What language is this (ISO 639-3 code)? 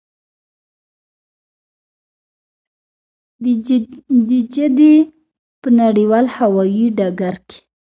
pus